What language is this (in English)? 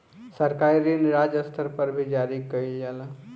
Bhojpuri